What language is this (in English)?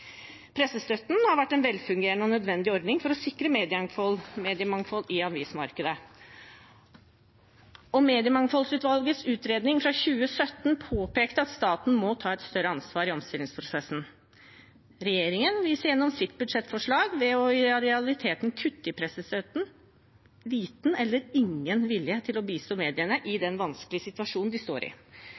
Norwegian Bokmål